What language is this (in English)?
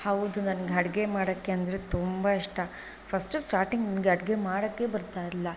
Kannada